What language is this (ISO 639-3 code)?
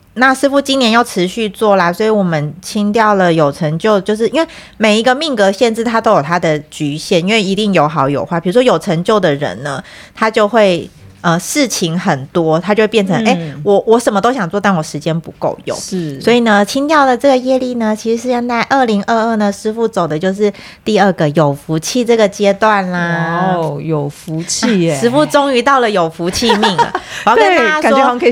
zho